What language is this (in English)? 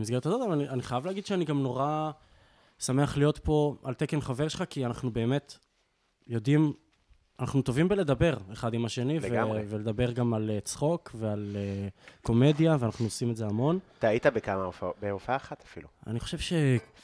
Hebrew